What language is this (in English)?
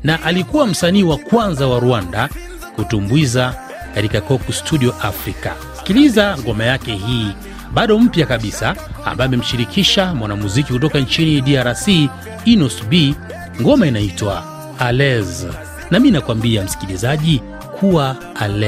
Swahili